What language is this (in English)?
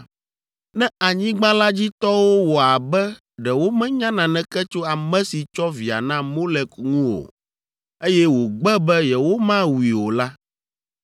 Ewe